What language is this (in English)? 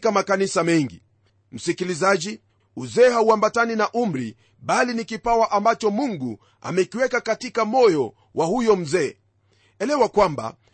Swahili